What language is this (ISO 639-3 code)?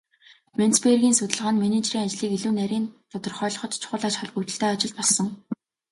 mon